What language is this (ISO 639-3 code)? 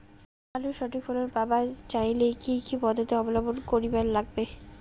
ben